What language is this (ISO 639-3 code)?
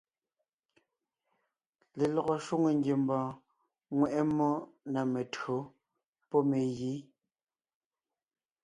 nnh